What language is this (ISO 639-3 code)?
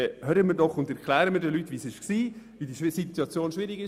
gsw